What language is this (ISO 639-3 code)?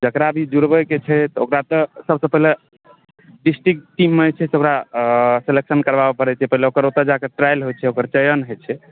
mai